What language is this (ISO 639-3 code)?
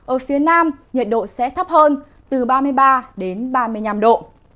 vie